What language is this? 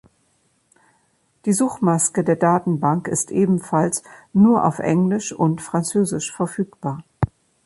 German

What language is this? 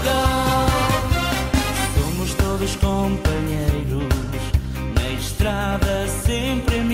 Portuguese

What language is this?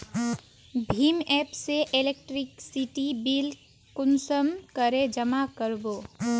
Magahi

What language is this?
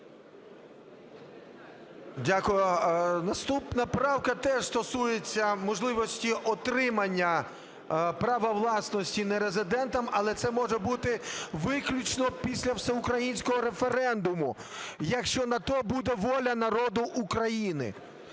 Ukrainian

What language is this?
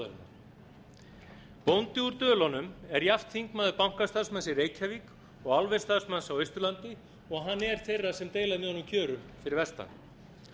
Icelandic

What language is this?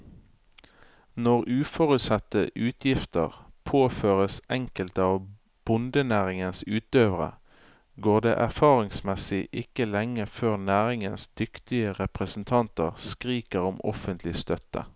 Norwegian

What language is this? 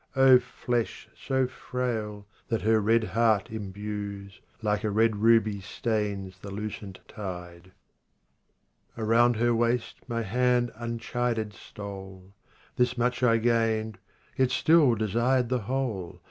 English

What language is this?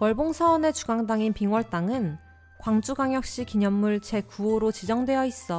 Korean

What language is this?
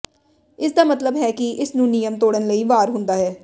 Punjabi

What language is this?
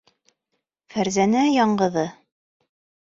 Bashkir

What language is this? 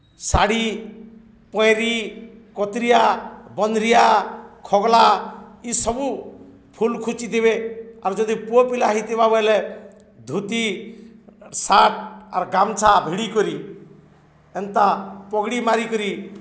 Odia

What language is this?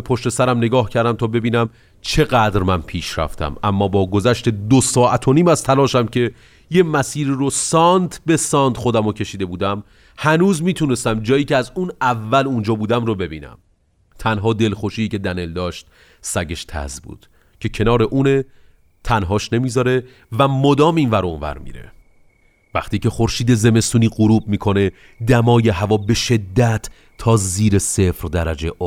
Persian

